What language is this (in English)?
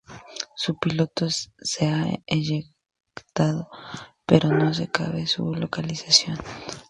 Spanish